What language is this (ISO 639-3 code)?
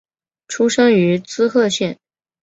zho